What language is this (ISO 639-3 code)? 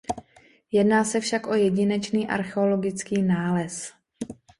ces